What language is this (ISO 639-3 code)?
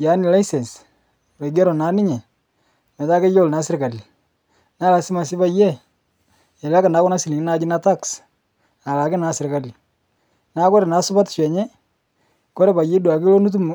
mas